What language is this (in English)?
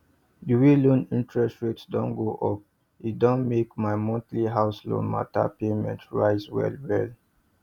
Nigerian Pidgin